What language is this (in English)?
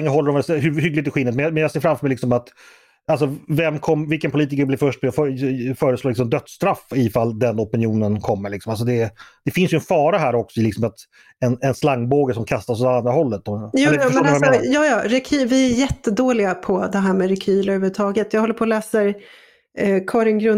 Swedish